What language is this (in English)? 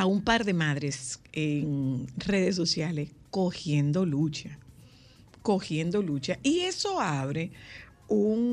Spanish